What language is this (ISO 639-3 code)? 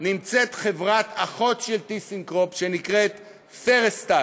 heb